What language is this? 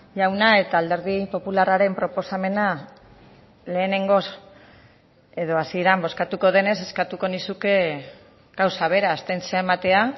Basque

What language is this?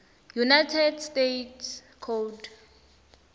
Swati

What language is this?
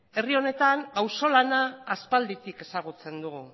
Basque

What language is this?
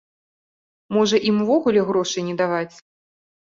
Belarusian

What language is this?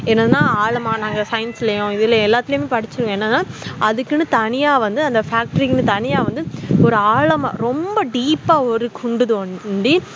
Tamil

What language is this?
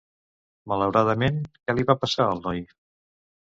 Catalan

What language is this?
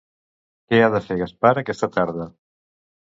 Catalan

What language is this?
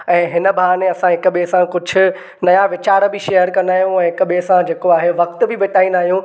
Sindhi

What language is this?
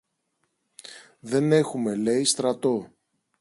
Greek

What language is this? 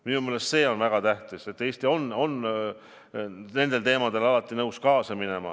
Estonian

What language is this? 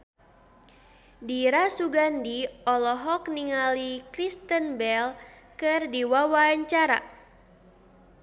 Sundanese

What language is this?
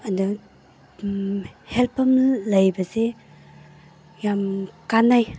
Manipuri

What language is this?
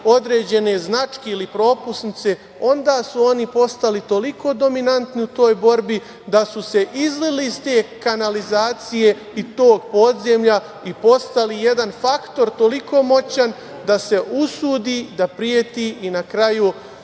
Serbian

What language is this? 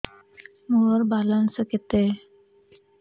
Odia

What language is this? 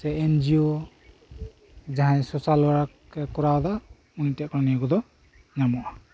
Santali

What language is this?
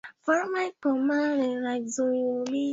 Swahili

